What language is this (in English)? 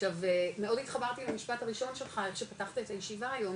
Hebrew